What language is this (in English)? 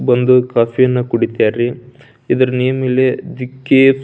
Kannada